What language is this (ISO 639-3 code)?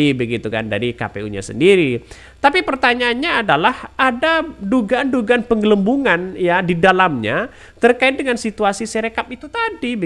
ind